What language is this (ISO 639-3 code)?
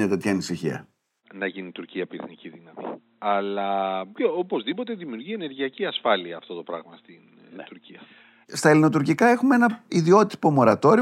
ell